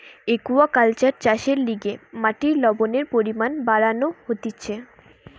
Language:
Bangla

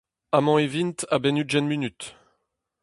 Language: Breton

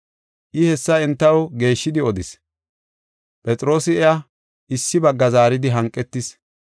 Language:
Gofa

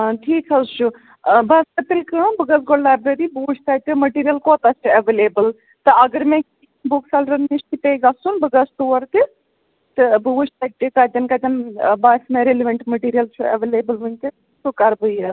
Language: Kashmiri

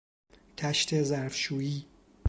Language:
Persian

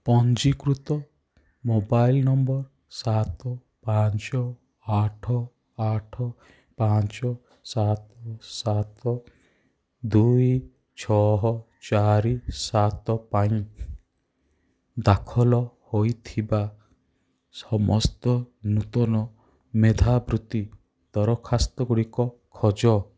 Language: Odia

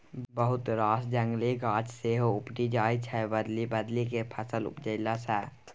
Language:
Maithili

